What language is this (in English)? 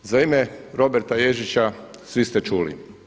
Croatian